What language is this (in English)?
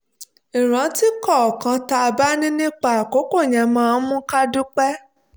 Yoruba